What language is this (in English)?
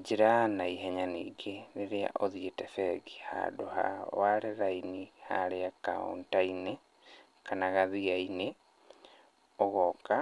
Kikuyu